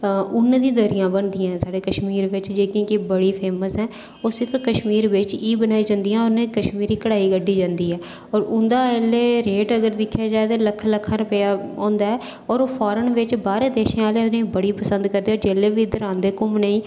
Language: Dogri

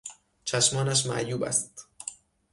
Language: Persian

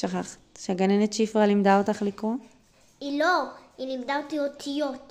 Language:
Hebrew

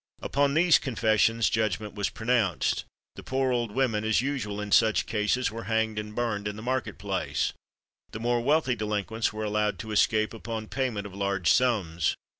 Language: English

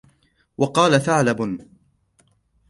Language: Arabic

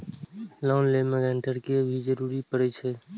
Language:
Maithili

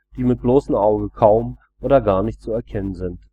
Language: German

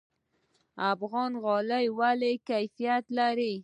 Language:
Pashto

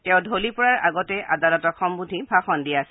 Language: Assamese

